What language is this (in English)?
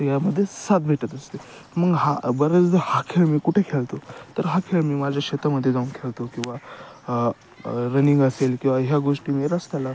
Marathi